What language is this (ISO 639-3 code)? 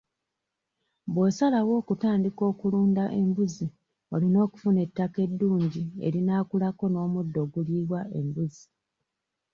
lug